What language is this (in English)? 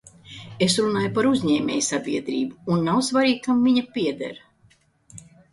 Latvian